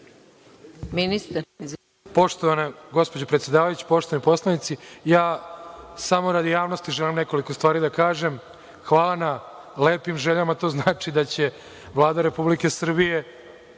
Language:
Serbian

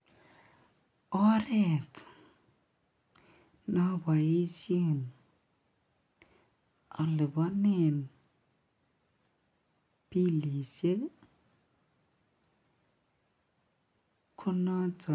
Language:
Kalenjin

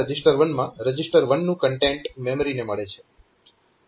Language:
Gujarati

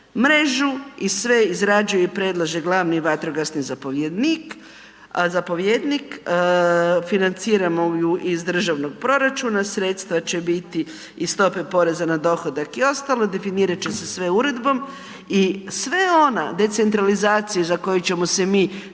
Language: Croatian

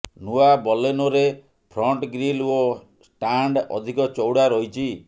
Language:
Odia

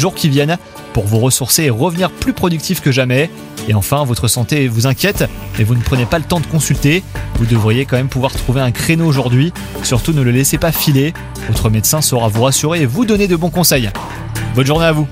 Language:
French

